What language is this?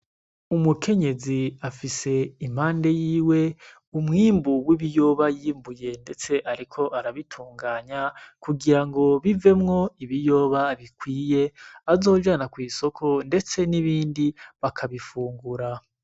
Rundi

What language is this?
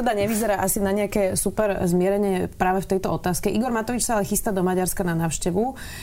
Slovak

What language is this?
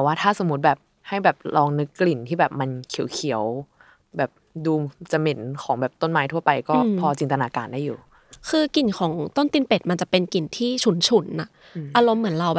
Thai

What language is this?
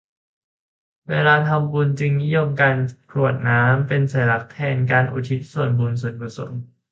Thai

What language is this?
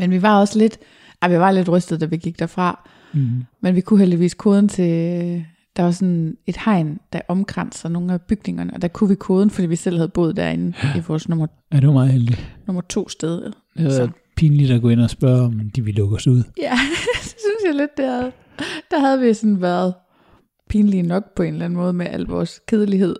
Danish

